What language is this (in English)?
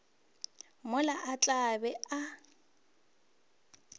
Northern Sotho